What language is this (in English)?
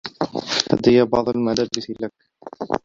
Arabic